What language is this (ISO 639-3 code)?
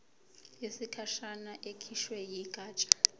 zul